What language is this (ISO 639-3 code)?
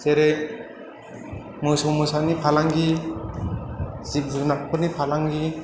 brx